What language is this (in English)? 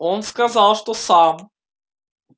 Russian